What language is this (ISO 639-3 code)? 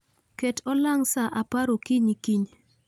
luo